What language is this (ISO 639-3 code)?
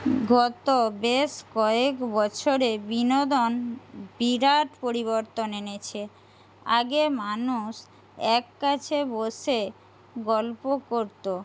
ben